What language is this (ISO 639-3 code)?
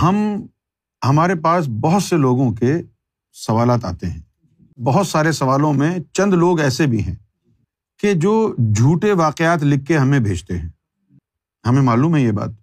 urd